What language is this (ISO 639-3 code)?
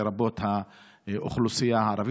heb